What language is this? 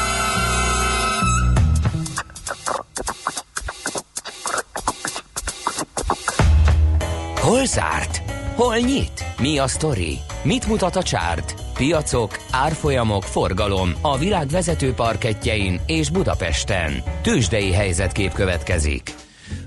Hungarian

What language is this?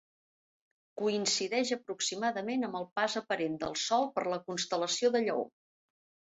Catalan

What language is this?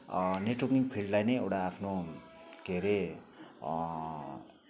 Nepali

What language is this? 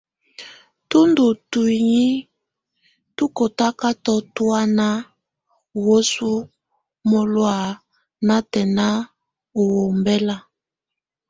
Tunen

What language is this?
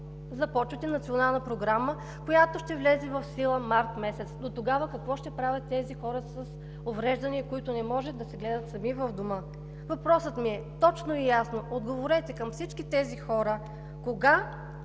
Bulgarian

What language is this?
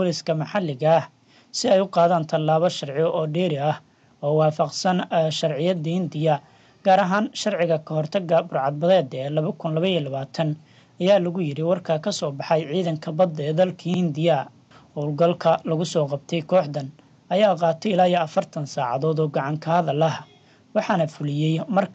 Arabic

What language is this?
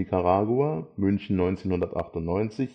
German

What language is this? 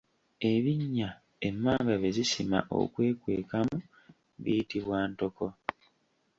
Ganda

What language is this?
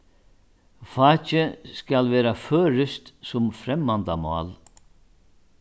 Faroese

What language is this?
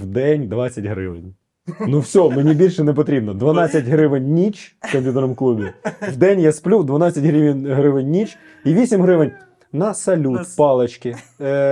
Ukrainian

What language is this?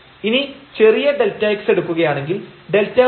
Malayalam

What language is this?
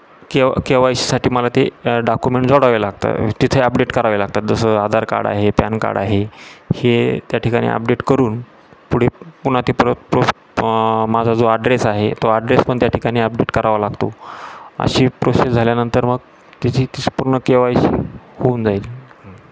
Marathi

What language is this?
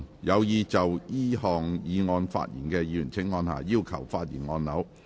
Cantonese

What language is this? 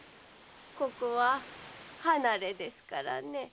Japanese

